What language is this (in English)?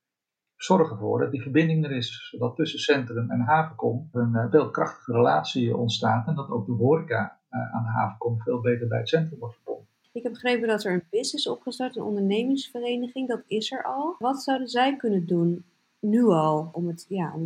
Dutch